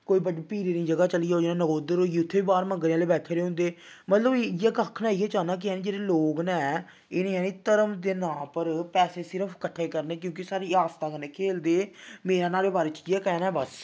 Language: Dogri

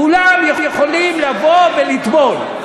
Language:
Hebrew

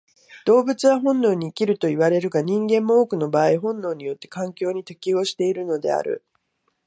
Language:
Japanese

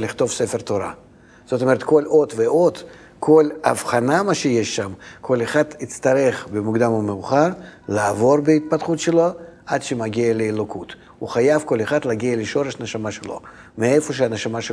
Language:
Hebrew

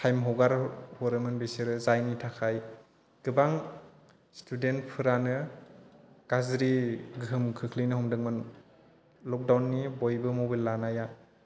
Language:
Bodo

